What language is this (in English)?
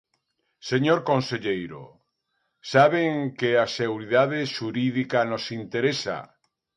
Galician